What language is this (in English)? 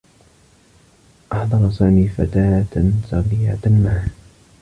Arabic